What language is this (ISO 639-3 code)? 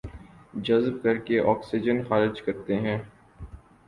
urd